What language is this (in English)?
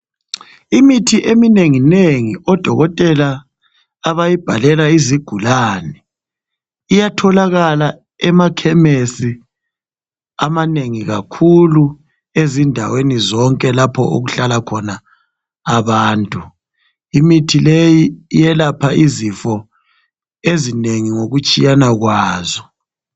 North Ndebele